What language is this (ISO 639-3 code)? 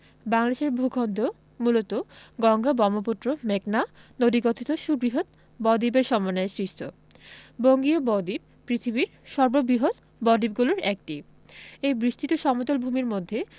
ben